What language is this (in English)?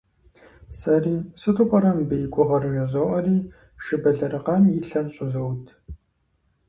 Kabardian